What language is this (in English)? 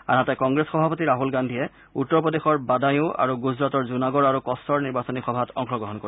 Assamese